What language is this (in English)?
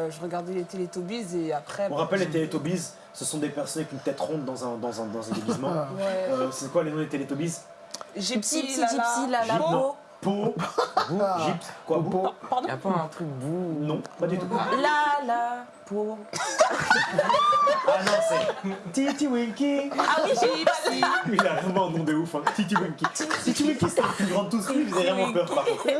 French